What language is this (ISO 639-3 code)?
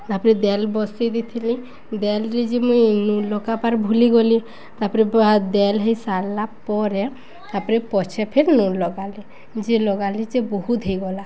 ori